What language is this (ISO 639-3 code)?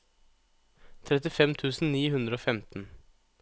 nor